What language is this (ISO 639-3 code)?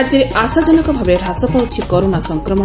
ori